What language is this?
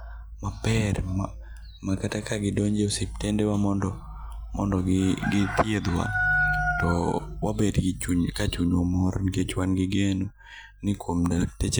Luo (Kenya and Tanzania)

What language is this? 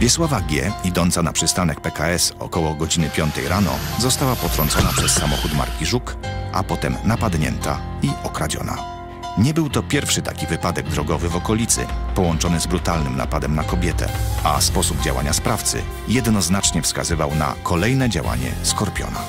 Polish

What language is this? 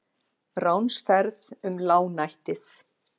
Icelandic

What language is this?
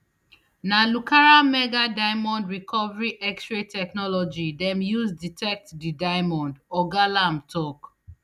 Nigerian Pidgin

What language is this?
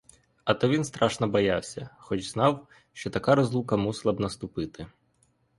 Ukrainian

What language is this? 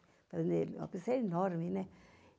Portuguese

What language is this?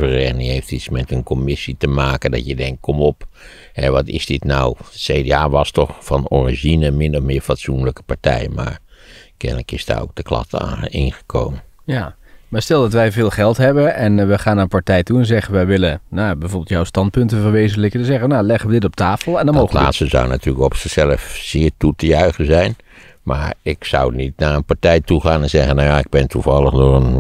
Dutch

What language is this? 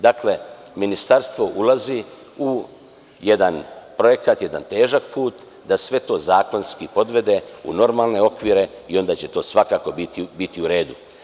Serbian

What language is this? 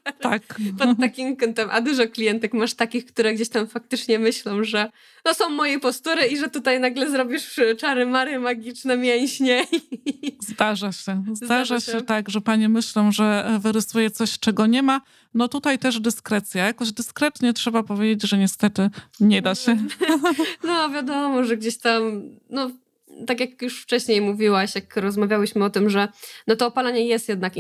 Polish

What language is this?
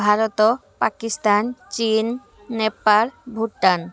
Odia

